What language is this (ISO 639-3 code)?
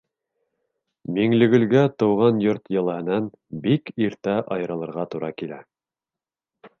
bak